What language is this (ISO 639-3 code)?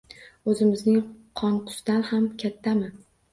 uzb